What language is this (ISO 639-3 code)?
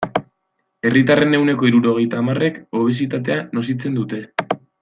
eus